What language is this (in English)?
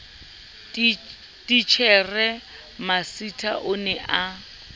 Southern Sotho